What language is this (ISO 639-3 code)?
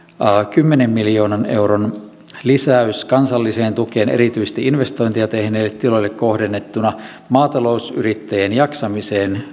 fin